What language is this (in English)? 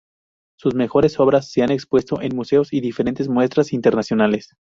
Spanish